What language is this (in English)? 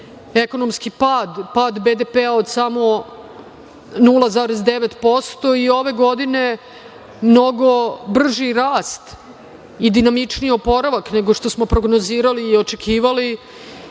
Serbian